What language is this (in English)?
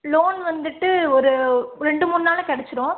Tamil